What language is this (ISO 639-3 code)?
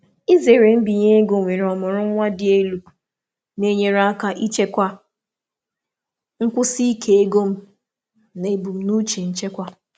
ibo